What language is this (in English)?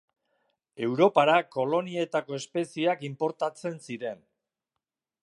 Basque